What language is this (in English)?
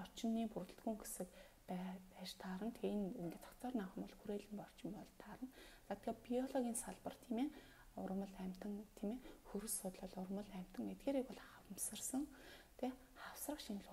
Romanian